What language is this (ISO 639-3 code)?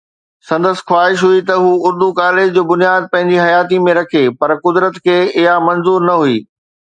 snd